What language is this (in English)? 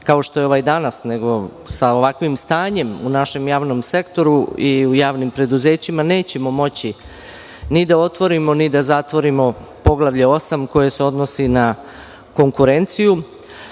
Serbian